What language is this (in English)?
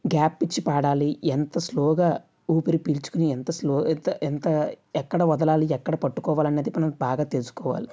Telugu